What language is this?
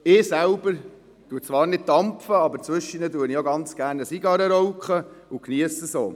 Swiss German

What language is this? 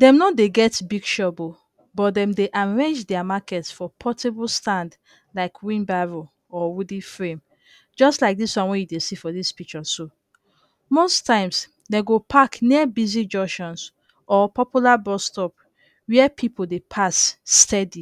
Nigerian Pidgin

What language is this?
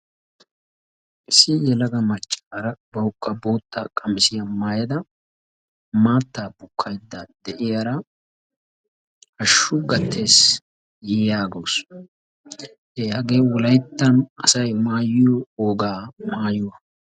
Wolaytta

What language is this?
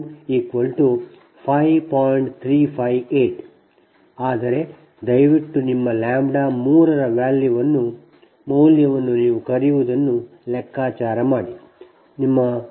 Kannada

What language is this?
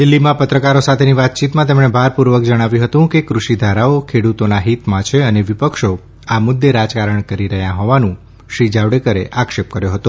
Gujarati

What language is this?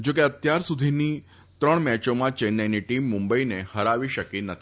Gujarati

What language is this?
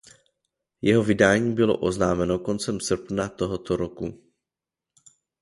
Czech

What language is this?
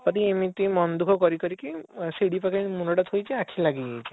Odia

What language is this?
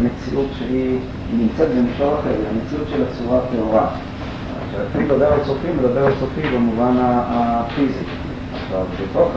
Hebrew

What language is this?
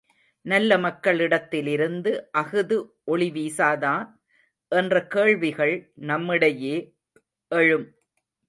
Tamil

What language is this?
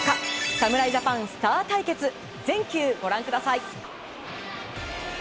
Japanese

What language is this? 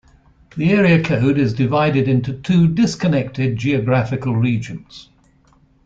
English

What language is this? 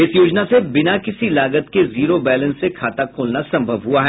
Hindi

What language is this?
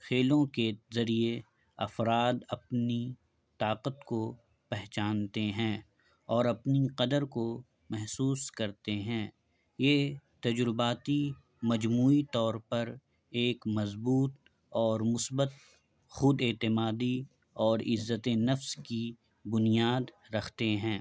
Urdu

